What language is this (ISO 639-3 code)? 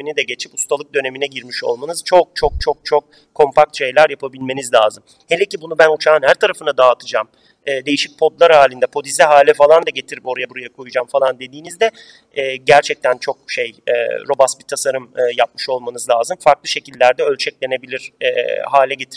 tur